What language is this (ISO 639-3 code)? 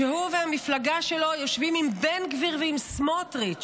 heb